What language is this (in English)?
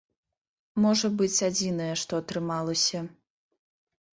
Belarusian